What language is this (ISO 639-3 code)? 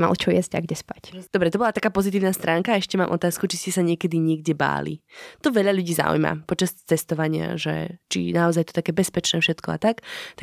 slk